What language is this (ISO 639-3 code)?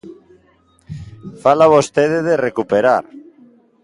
glg